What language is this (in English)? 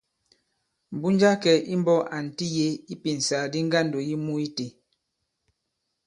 Bankon